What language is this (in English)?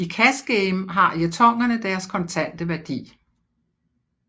Danish